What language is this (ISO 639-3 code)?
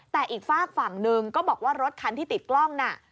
tha